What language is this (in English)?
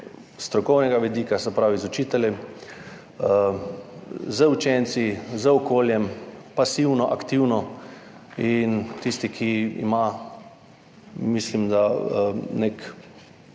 Slovenian